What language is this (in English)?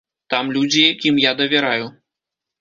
Belarusian